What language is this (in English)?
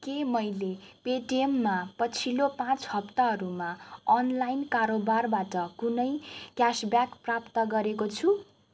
Nepali